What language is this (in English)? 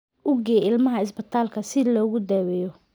Somali